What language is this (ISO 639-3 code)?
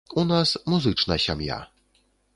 bel